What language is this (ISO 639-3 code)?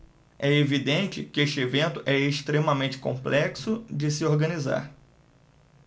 por